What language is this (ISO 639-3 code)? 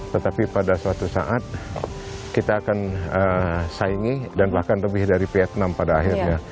ind